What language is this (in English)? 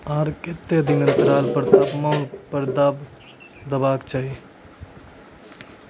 Maithili